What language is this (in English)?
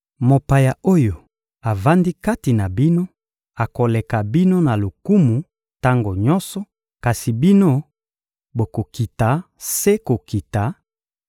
Lingala